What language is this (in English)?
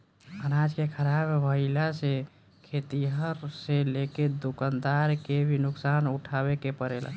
Bhojpuri